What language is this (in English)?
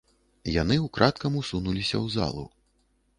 Belarusian